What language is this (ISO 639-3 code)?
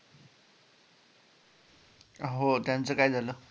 mar